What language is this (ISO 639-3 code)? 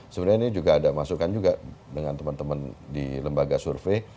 ind